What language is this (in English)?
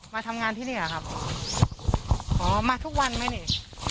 Thai